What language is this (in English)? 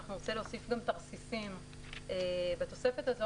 Hebrew